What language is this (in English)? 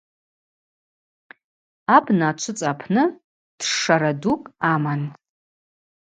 Abaza